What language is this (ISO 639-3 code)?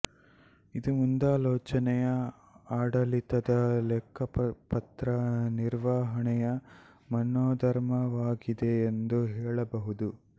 kan